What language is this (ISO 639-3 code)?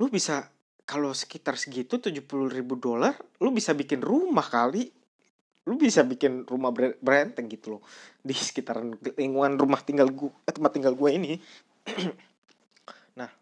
ind